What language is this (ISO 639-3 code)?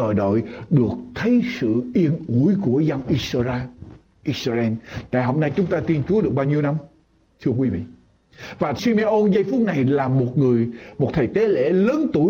vie